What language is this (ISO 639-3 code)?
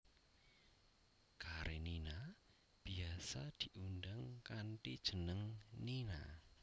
jav